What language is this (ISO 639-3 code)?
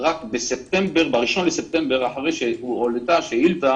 heb